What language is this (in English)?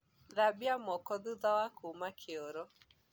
Kikuyu